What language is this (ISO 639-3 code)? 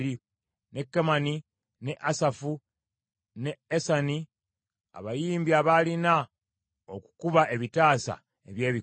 lug